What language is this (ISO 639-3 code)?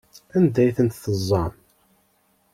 kab